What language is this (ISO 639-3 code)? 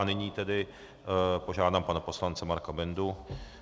ces